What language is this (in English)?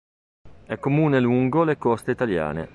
Italian